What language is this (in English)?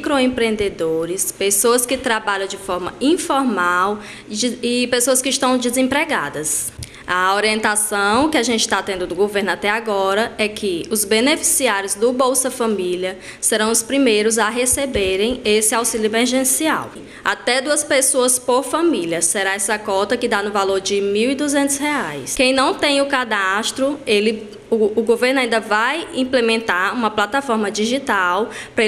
Portuguese